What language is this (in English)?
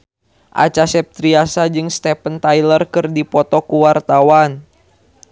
Sundanese